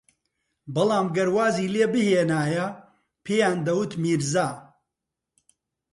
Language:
Central Kurdish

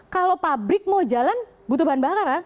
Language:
Indonesian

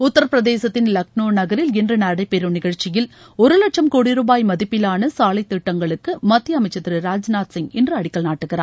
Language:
Tamil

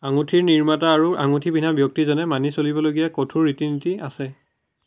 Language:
Assamese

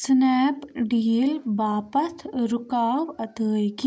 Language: Kashmiri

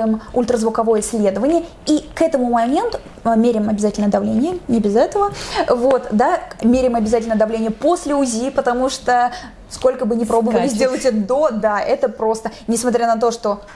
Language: Russian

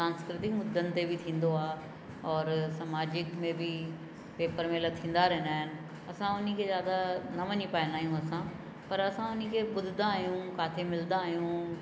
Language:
Sindhi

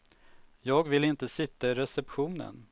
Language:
Swedish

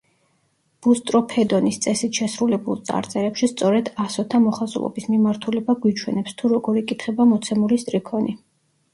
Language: Georgian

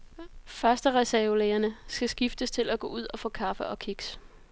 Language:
Danish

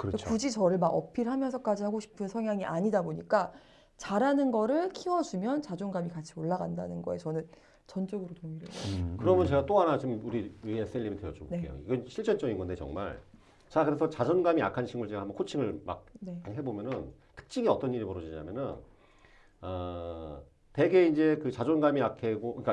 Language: Korean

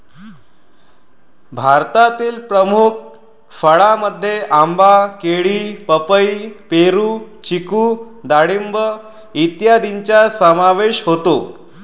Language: Marathi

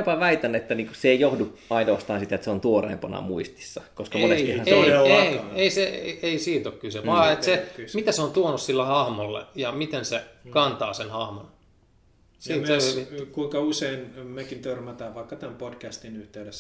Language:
Finnish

